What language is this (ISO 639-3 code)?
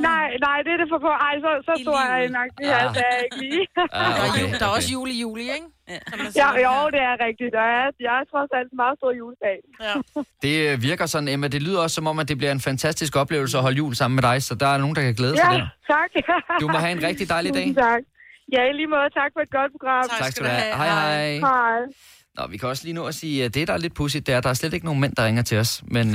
dan